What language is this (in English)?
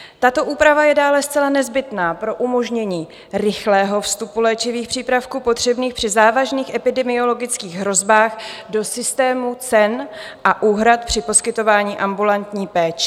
Czech